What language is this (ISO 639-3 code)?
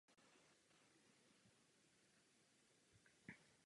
ces